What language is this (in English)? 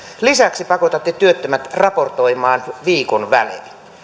Finnish